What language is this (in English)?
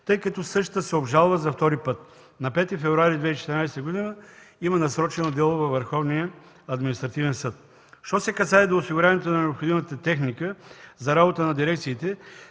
Bulgarian